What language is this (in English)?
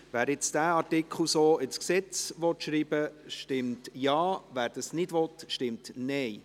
Swiss German